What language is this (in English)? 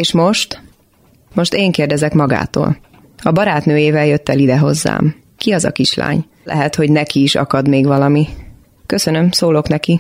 Hungarian